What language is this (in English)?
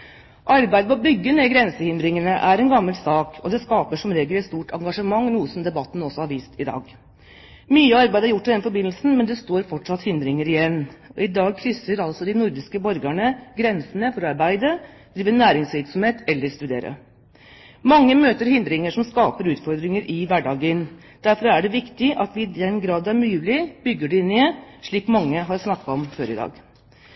Norwegian Bokmål